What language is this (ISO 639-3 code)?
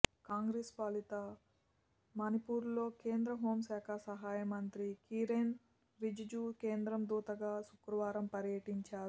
tel